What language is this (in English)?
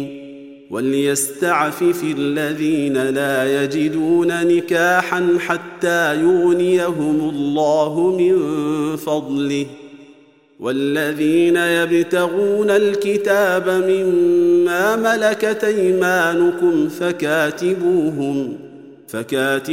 Arabic